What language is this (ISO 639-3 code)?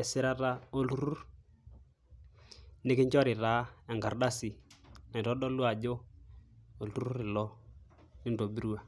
mas